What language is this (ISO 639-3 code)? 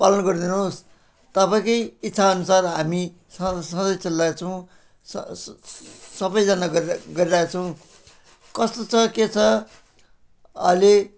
nep